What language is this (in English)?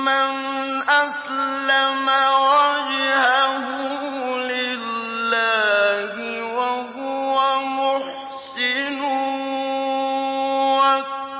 Arabic